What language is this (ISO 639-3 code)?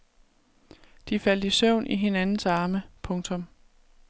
dan